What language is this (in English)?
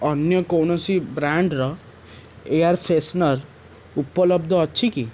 Odia